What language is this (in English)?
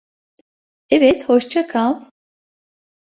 Turkish